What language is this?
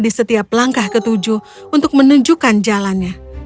Indonesian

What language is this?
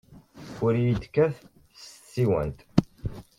Kabyle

